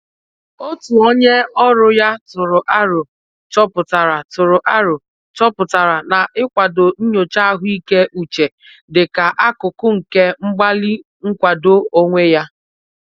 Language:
Igbo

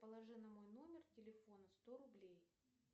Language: Russian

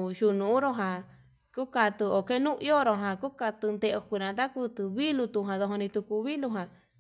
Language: Yutanduchi Mixtec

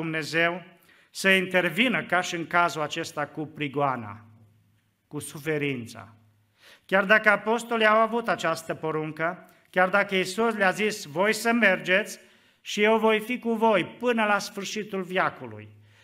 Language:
Romanian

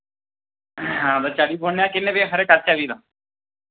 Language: Dogri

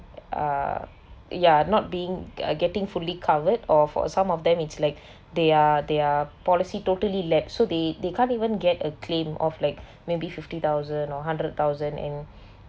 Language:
English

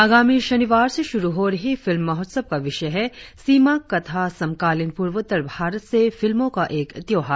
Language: Hindi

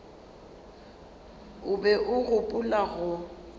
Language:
Northern Sotho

